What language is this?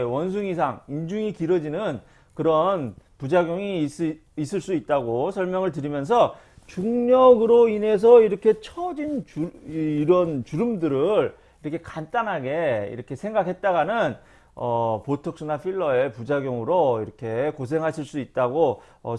Korean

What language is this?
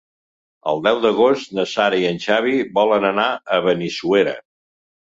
Catalan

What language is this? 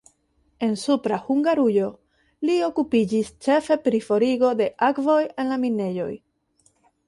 Esperanto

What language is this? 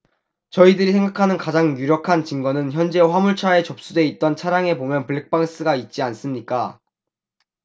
Korean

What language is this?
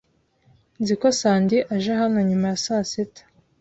Kinyarwanda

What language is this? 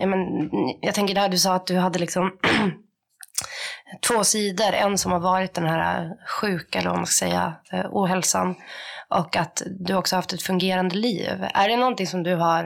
Swedish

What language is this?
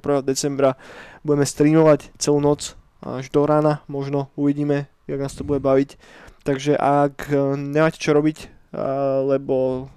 Slovak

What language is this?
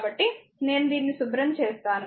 Telugu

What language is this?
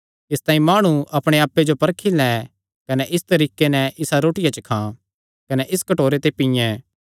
Kangri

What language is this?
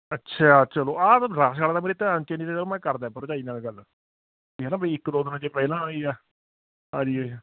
Punjabi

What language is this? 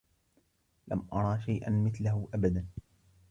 Arabic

